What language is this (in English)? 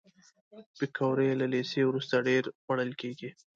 Pashto